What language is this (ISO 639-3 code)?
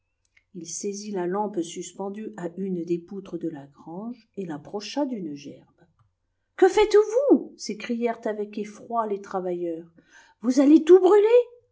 fra